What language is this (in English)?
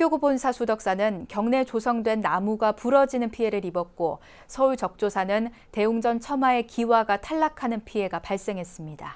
Korean